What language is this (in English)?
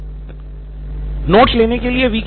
Hindi